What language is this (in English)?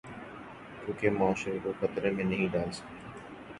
Urdu